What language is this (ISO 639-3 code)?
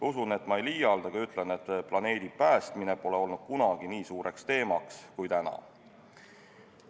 est